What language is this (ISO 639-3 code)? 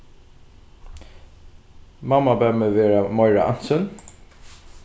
fao